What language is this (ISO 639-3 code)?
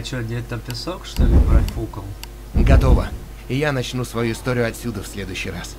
rus